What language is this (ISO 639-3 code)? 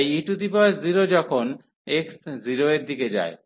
ben